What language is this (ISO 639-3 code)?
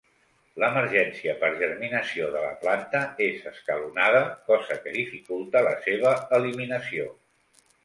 cat